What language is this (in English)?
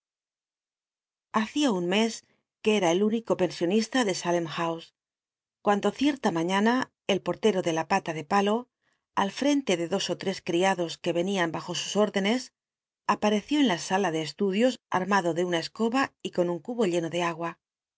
Spanish